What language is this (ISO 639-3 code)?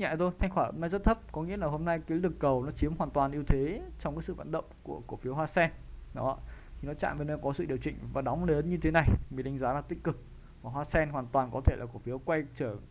vie